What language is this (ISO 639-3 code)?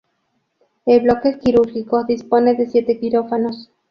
spa